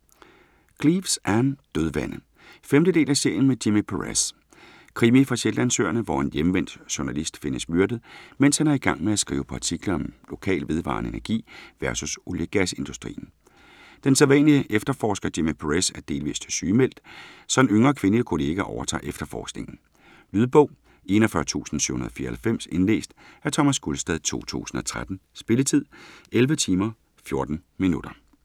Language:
Danish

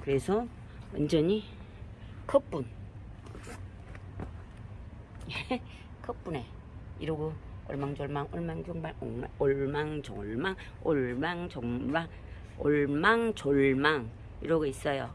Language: Korean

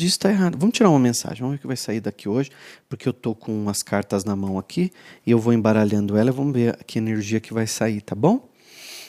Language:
Portuguese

